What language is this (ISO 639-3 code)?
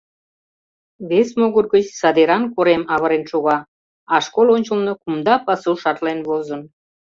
chm